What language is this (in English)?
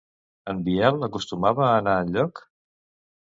Catalan